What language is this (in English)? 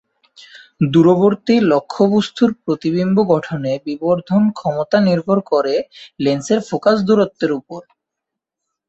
Bangla